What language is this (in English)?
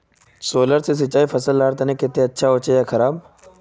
Magahi